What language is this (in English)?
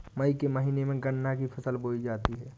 Hindi